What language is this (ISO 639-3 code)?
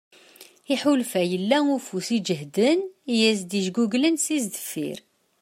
kab